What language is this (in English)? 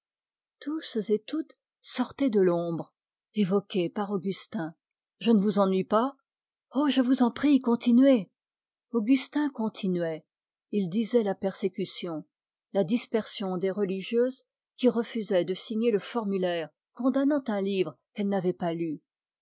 French